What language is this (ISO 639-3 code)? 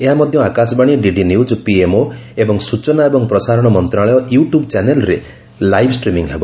ori